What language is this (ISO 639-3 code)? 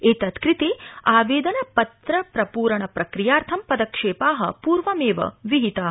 san